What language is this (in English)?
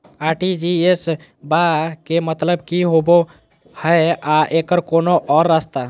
Magahi